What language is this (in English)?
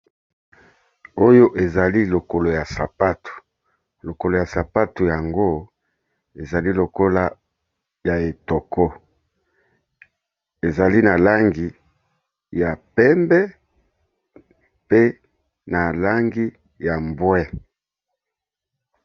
Lingala